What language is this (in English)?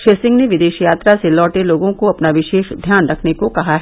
Hindi